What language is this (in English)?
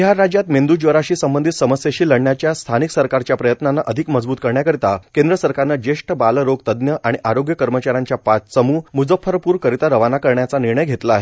Marathi